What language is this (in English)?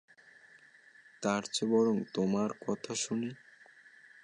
Bangla